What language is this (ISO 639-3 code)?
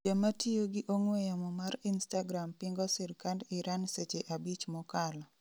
luo